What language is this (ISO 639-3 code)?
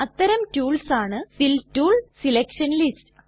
mal